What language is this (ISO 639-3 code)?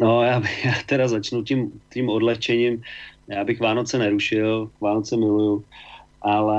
ces